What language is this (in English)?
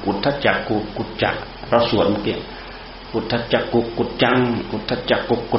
Thai